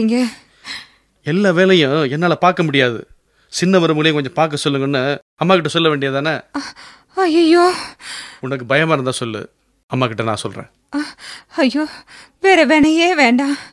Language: Tamil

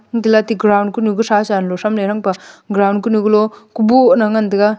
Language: Wancho Naga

